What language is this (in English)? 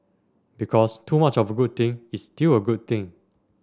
English